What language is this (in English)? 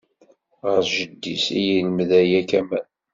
Kabyle